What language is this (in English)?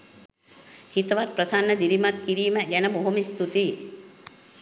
Sinhala